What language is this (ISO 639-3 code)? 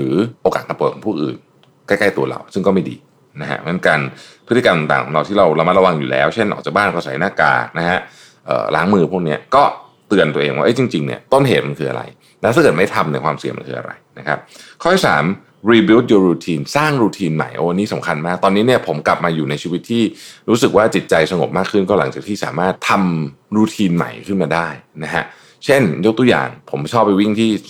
tha